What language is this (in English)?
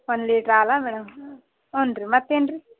Kannada